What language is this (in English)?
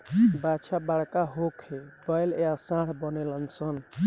Bhojpuri